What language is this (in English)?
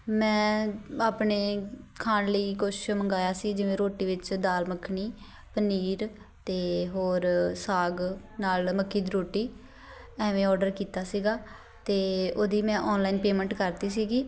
Punjabi